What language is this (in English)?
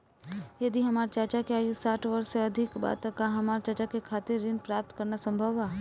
Bhojpuri